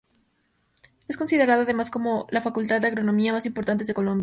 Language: Spanish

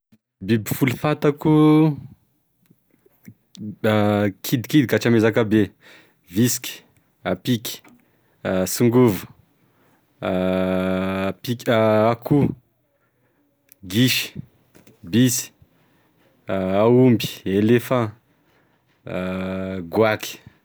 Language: Tesaka Malagasy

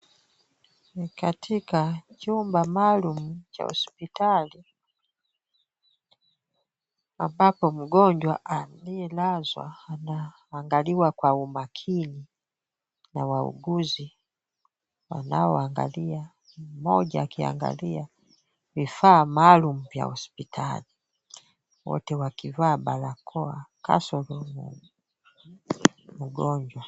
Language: Swahili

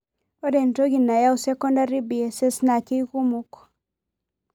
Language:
Masai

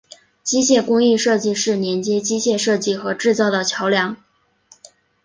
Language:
Chinese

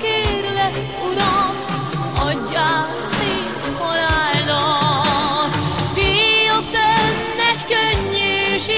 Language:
Hungarian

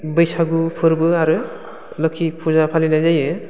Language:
Bodo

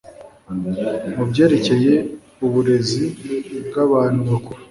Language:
Kinyarwanda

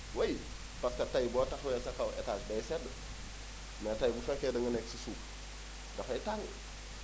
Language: Wolof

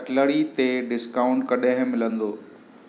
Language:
Sindhi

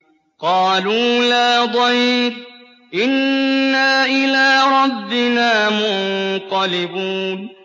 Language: Arabic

